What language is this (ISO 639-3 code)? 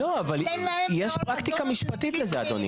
heb